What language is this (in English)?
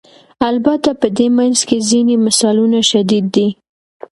Pashto